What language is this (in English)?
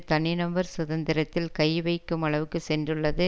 Tamil